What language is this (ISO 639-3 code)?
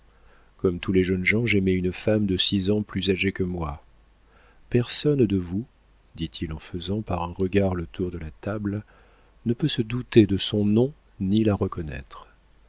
fra